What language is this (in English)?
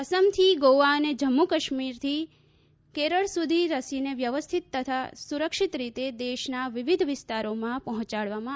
Gujarati